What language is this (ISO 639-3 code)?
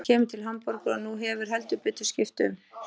isl